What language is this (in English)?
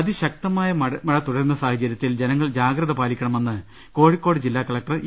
Malayalam